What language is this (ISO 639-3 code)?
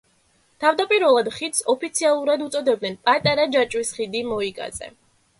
kat